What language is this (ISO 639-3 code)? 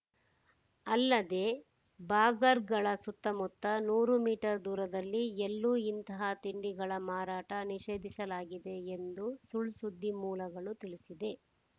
kan